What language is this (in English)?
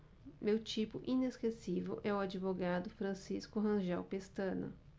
Portuguese